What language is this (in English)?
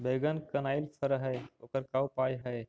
Magahi